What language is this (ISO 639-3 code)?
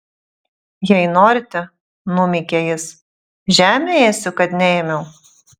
lit